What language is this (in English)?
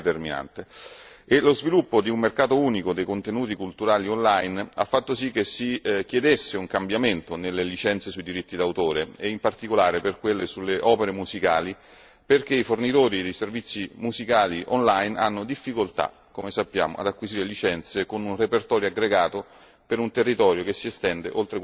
Italian